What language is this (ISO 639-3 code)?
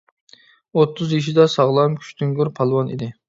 uig